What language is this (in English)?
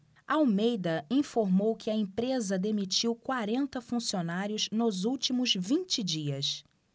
Portuguese